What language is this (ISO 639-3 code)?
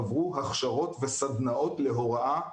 heb